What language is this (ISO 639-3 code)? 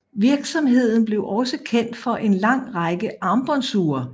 dan